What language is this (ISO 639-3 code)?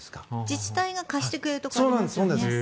jpn